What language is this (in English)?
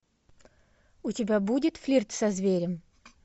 Russian